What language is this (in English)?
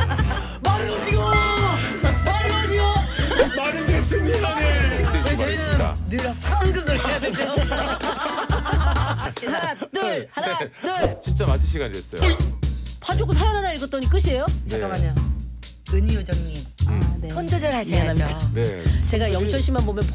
Korean